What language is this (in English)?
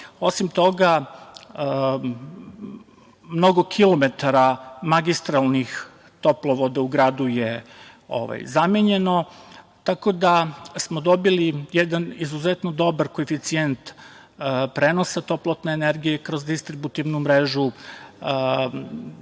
Serbian